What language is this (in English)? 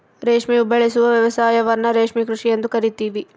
Kannada